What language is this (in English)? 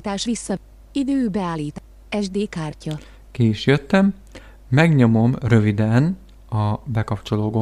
Hungarian